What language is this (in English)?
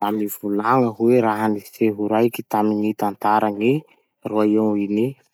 Masikoro Malagasy